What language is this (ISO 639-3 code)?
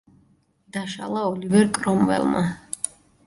kat